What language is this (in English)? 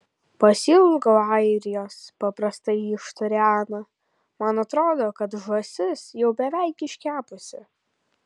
Lithuanian